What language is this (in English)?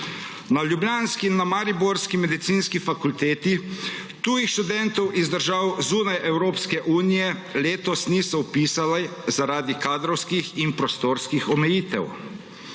Slovenian